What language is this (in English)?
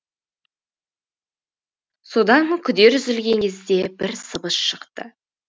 Kazakh